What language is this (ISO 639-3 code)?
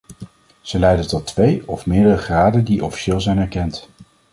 nld